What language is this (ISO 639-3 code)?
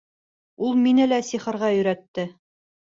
bak